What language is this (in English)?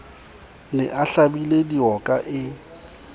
Southern Sotho